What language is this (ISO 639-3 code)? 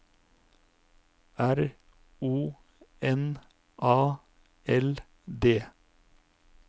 nor